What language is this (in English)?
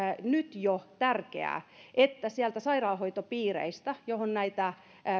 Finnish